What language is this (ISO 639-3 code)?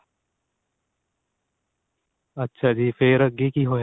pan